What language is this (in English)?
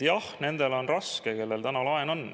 Estonian